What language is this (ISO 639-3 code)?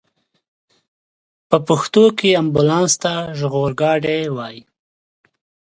pus